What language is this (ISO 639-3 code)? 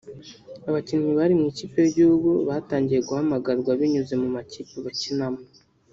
kin